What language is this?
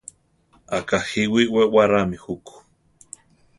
Central Tarahumara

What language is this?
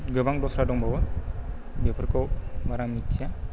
Bodo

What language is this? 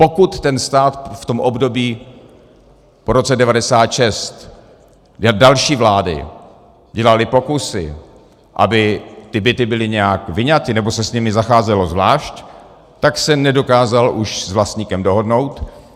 Czech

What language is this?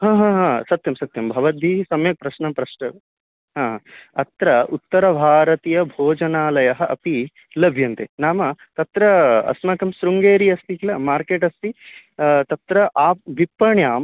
Sanskrit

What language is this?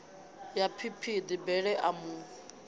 Venda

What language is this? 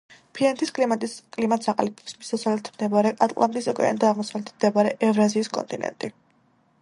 Georgian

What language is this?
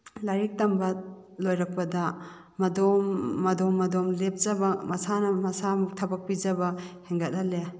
Manipuri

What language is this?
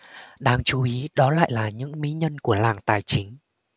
Vietnamese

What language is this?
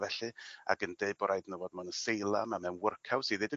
Welsh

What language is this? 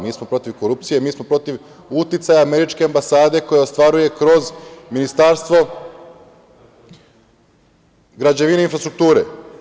Serbian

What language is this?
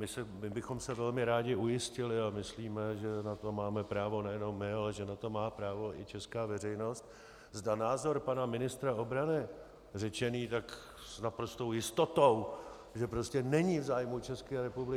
Czech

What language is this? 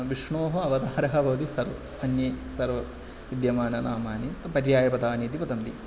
Sanskrit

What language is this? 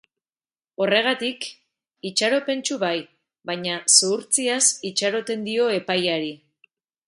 Basque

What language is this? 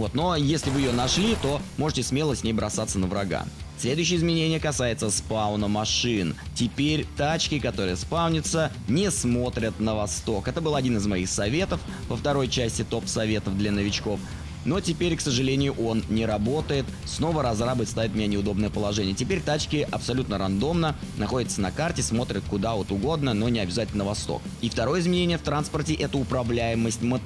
Russian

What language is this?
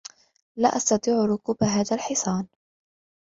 Arabic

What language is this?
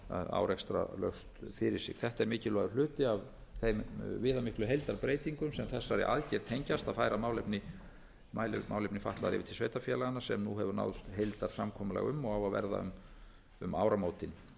Icelandic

